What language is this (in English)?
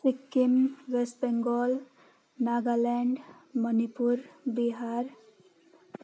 Nepali